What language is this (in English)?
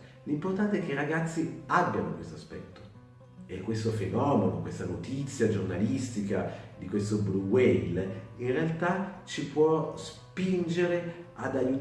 Italian